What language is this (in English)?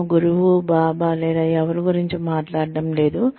Telugu